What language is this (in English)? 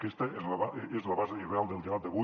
Catalan